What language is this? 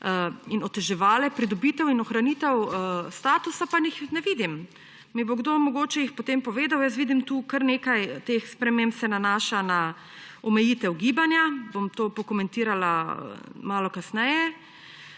Slovenian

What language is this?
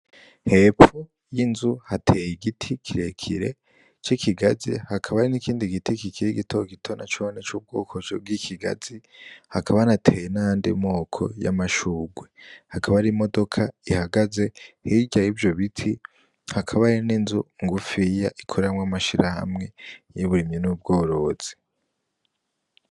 Rundi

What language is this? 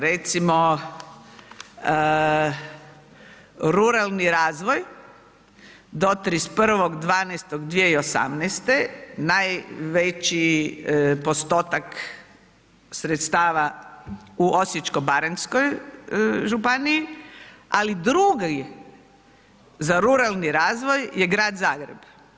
Croatian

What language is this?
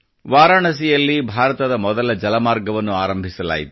Kannada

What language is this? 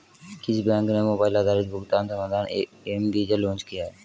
Hindi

